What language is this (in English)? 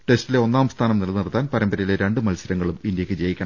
Malayalam